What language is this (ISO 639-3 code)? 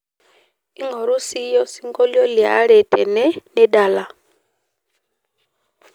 mas